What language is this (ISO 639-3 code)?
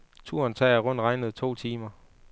dan